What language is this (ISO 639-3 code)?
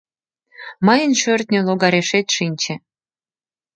chm